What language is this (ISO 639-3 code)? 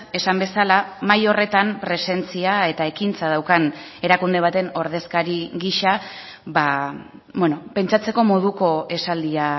eus